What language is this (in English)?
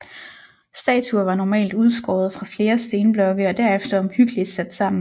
Danish